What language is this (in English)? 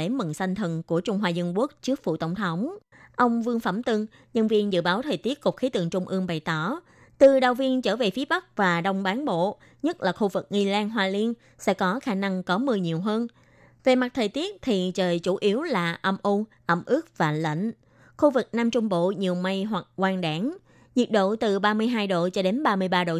Vietnamese